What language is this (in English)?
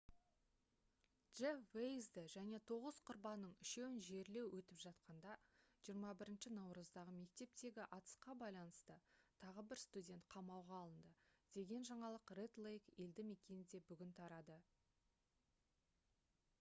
Kazakh